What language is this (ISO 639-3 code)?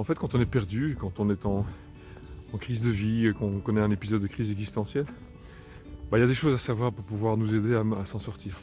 fra